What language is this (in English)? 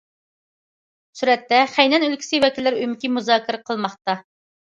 Uyghur